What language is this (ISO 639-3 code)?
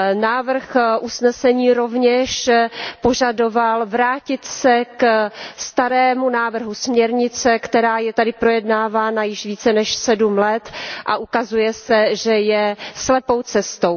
ces